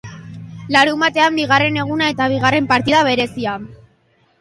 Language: Basque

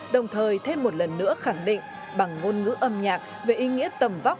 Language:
Vietnamese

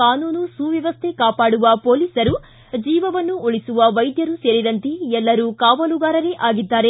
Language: Kannada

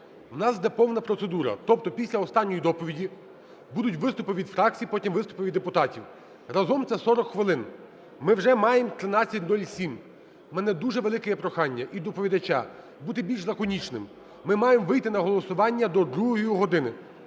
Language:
Ukrainian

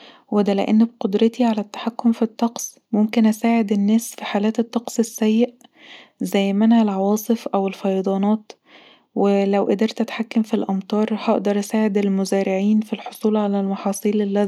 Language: Egyptian Arabic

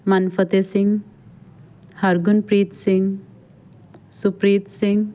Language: Punjabi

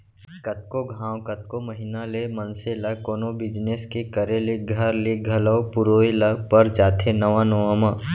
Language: Chhattisgarhi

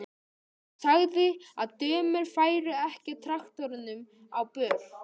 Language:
Icelandic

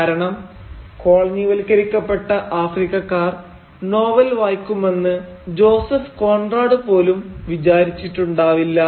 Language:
Malayalam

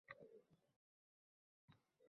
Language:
Uzbek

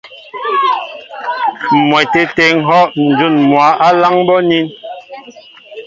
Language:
Mbo (Cameroon)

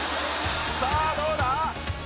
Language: Japanese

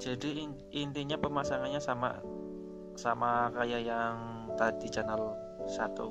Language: Indonesian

